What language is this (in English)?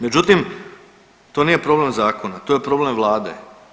Croatian